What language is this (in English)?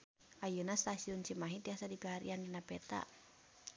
Sundanese